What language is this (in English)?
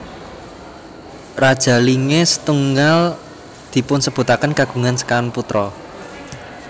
Javanese